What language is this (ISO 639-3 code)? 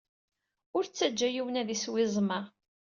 kab